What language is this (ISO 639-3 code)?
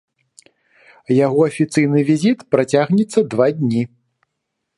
bel